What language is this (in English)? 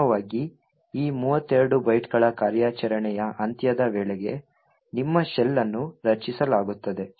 Kannada